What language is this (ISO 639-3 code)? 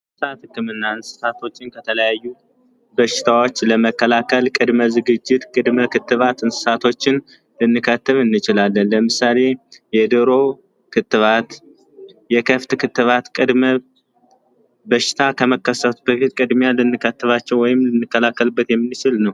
amh